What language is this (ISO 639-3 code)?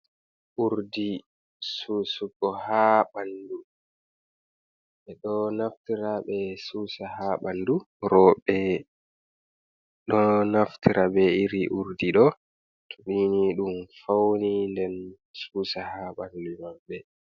ful